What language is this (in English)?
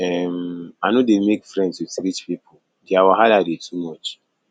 Nigerian Pidgin